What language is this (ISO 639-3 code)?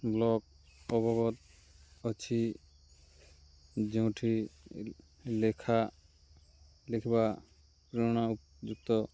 ori